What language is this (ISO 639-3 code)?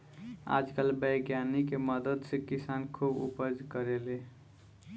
bho